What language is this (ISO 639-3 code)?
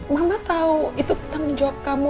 ind